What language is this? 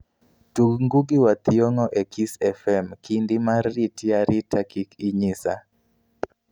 Luo (Kenya and Tanzania)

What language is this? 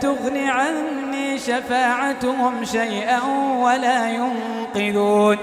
Arabic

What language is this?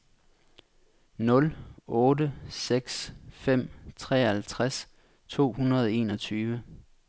Danish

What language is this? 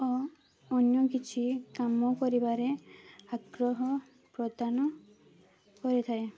Odia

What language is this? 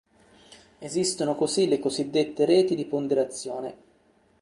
Italian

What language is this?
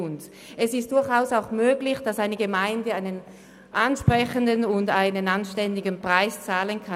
Swiss German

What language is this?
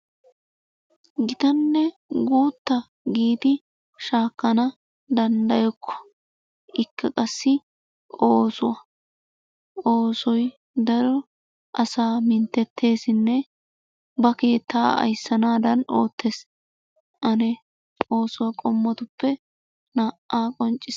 Wolaytta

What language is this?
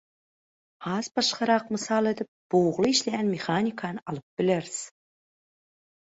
Turkmen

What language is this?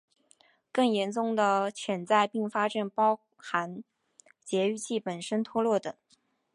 Chinese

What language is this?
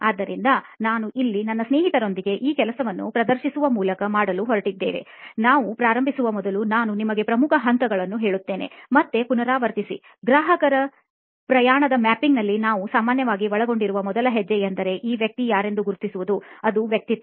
Kannada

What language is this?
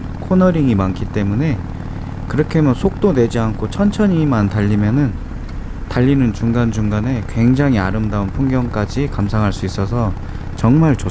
Korean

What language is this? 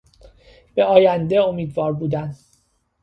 Persian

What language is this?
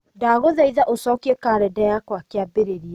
Kikuyu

